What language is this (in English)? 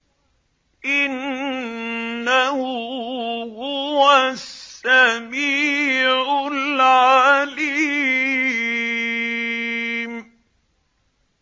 Arabic